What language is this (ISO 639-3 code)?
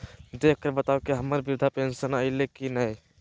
mag